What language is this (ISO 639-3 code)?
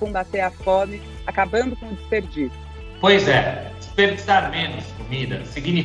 por